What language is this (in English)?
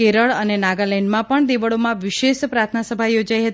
Gujarati